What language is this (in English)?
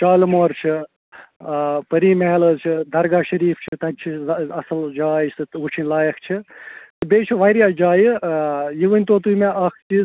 Kashmiri